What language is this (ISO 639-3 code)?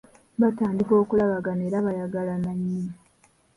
lug